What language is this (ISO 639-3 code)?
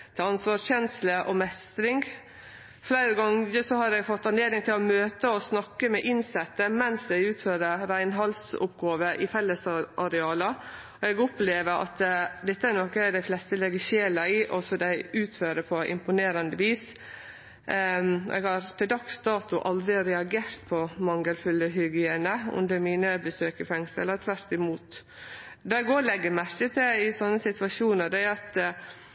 nno